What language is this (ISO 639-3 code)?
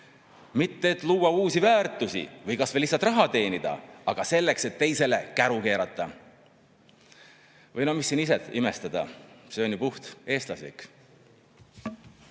est